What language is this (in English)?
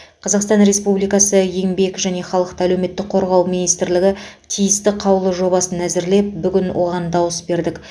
Kazakh